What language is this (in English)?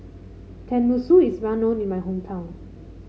English